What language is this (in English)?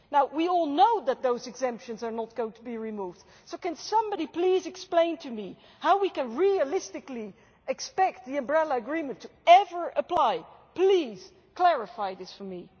English